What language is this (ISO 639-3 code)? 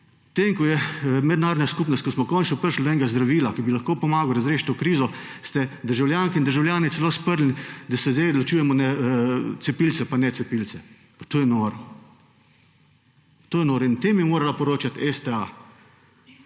slv